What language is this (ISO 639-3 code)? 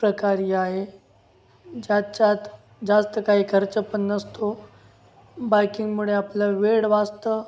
mar